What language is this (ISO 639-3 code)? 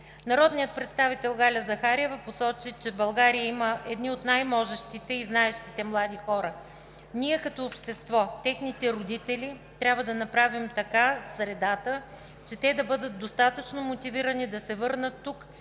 bul